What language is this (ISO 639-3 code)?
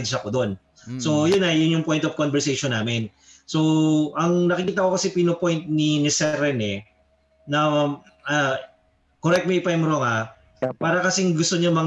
fil